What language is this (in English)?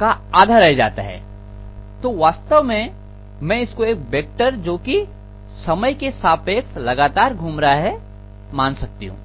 Hindi